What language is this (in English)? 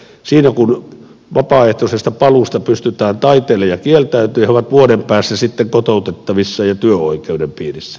Finnish